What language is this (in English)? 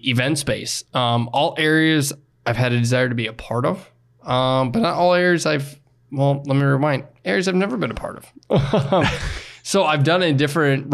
English